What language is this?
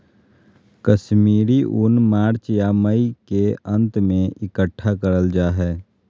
Magahi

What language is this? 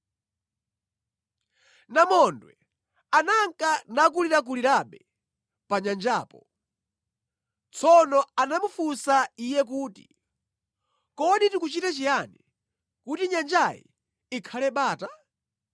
Nyanja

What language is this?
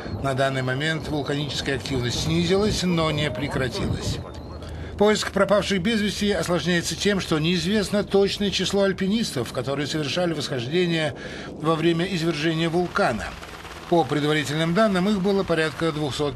Russian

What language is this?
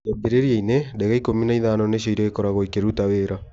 Kikuyu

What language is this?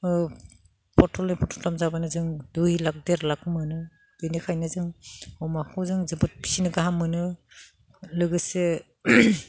Bodo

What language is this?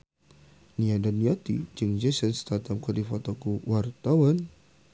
Sundanese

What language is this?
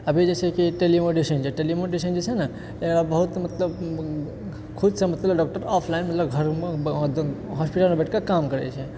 Maithili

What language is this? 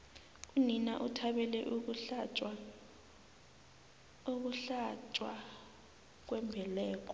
South Ndebele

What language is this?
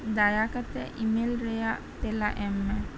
Santali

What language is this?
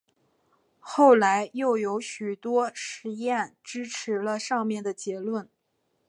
Chinese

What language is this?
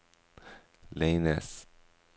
Norwegian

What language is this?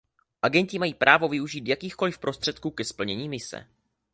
Czech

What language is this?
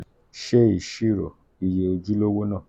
Yoruba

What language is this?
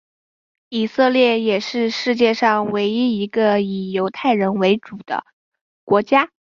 Chinese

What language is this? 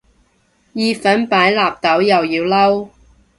Cantonese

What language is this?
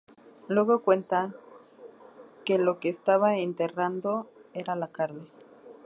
Spanish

